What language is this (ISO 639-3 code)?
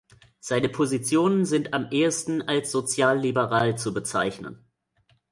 deu